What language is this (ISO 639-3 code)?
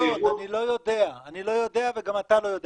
heb